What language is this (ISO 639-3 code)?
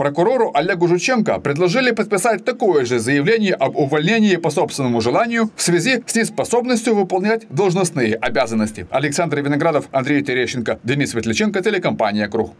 rus